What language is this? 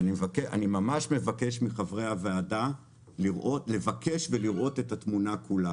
Hebrew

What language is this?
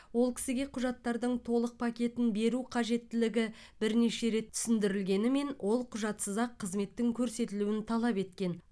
Kazakh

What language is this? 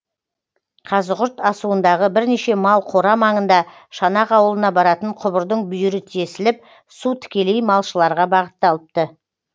Kazakh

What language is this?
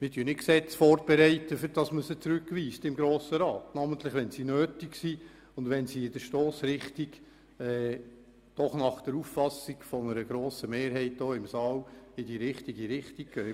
Swiss German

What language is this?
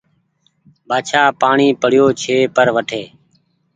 Goaria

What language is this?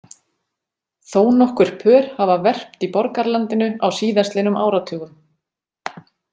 Icelandic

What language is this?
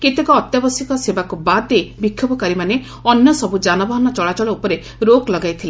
Odia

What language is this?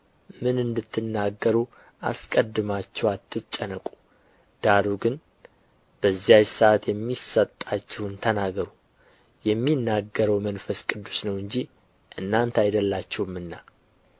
Amharic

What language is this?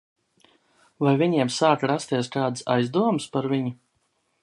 Latvian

